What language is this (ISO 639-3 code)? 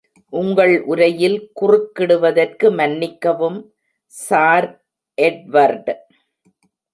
tam